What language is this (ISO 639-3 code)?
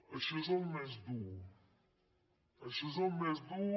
cat